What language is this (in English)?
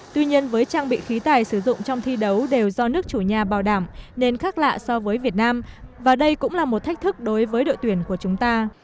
Vietnamese